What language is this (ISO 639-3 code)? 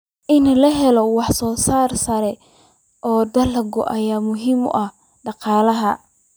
som